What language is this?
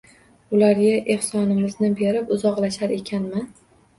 Uzbek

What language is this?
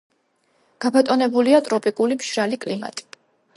Georgian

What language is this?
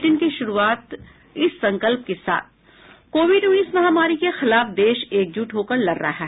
Hindi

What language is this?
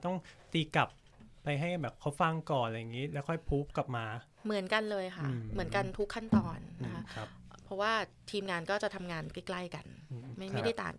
Thai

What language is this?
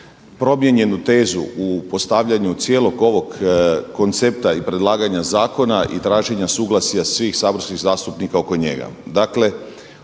Croatian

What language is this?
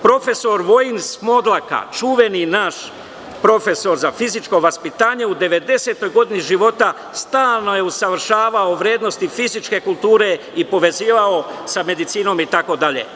Serbian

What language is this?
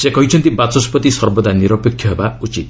Odia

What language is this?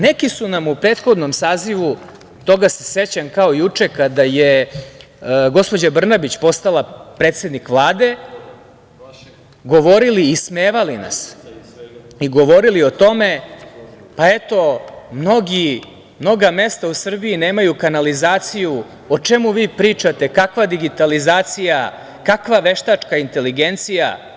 Serbian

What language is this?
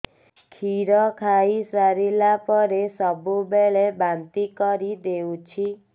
Odia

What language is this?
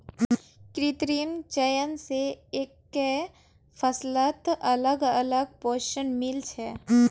Magahi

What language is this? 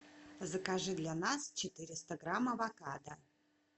Russian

